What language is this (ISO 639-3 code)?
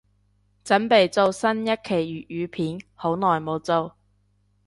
yue